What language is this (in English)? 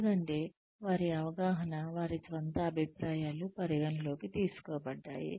Telugu